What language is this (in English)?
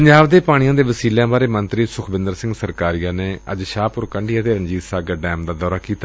Punjabi